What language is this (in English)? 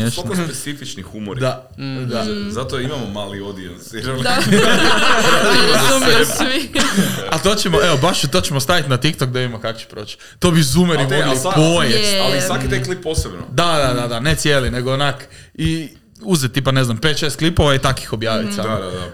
Croatian